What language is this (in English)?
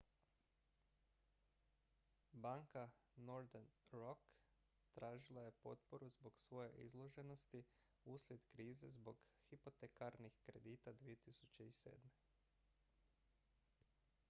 Croatian